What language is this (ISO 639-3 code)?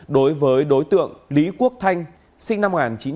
vie